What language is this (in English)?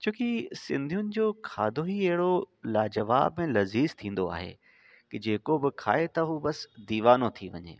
Sindhi